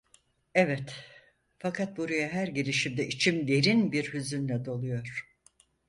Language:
Turkish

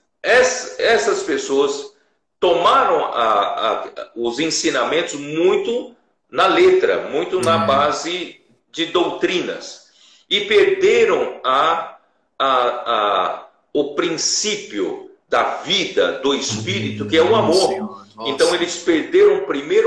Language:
Portuguese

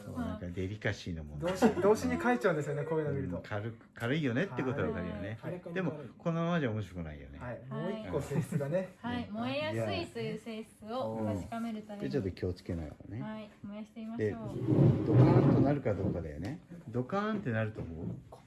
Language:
Japanese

